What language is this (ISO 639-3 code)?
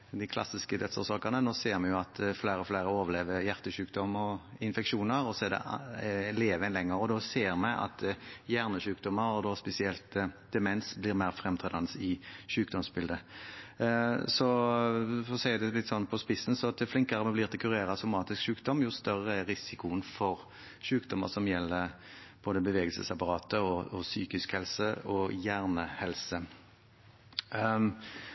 nob